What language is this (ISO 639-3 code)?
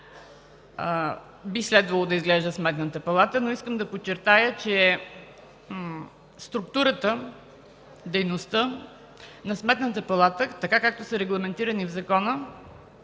bul